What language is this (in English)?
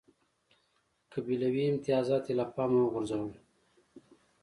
Pashto